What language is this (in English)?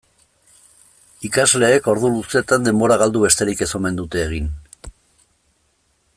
Basque